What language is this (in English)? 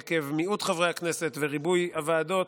Hebrew